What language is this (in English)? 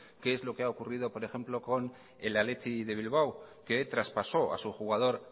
Spanish